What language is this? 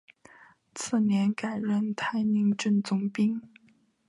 Chinese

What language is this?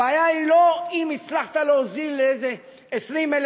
Hebrew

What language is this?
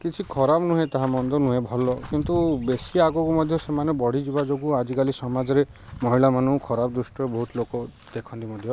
Odia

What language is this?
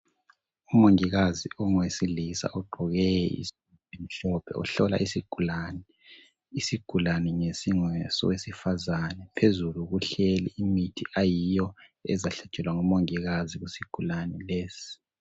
North Ndebele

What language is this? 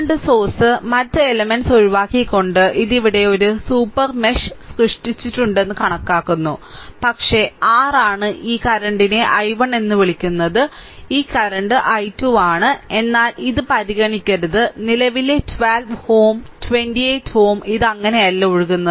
Malayalam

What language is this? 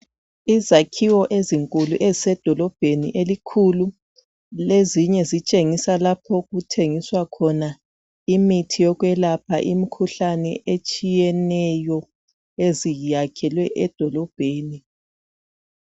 North Ndebele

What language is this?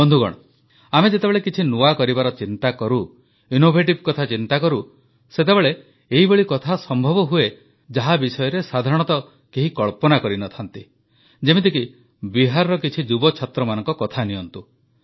Odia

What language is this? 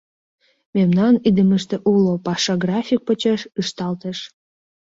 Mari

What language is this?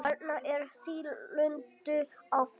Icelandic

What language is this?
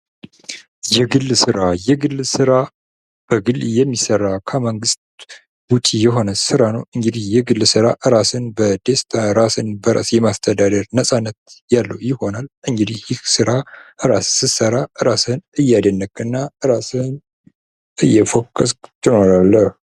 Amharic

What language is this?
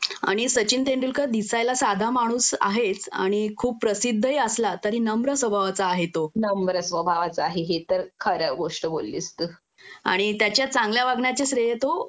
Marathi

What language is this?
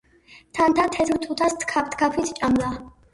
Georgian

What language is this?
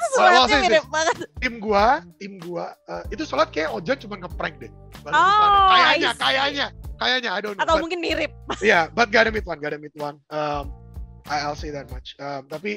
Indonesian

